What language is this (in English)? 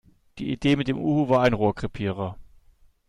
German